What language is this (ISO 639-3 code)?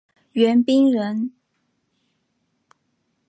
zho